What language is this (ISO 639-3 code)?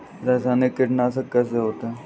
hin